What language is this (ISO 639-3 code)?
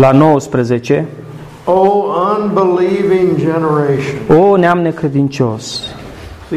ron